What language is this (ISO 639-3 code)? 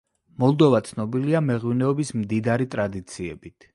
kat